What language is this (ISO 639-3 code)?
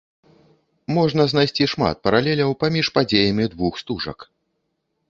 bel